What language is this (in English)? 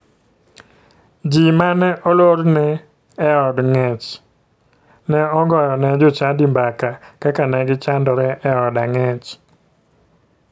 Luo (Kenya and Tanzania)